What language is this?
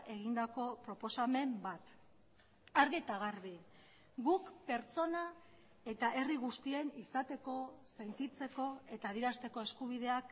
Basque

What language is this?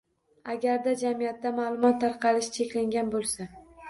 Uzbek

